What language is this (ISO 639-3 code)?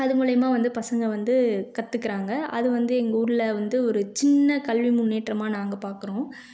tam